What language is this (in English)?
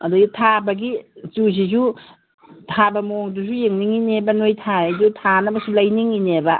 Manipuri